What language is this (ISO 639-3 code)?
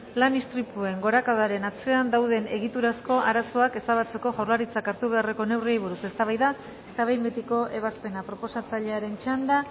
eus